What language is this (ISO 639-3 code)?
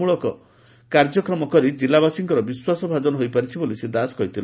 ori